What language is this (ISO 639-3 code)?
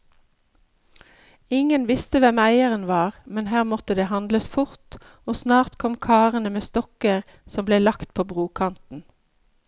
nor